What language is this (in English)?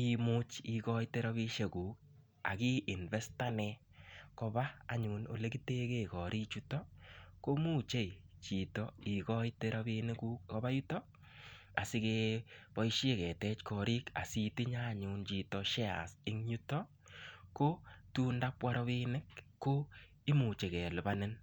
Kalenjin